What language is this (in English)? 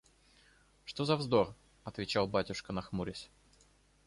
Russian